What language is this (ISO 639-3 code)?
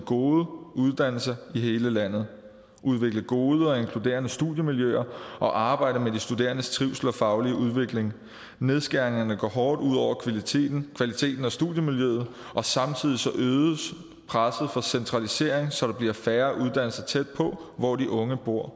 dan